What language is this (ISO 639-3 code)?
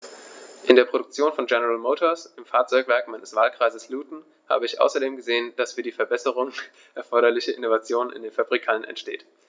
deu